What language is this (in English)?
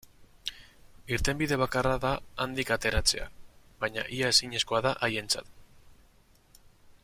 Basque